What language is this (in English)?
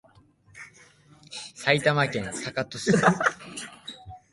Japanese